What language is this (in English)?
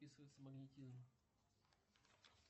Russian